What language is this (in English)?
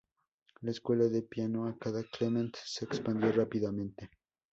Spanish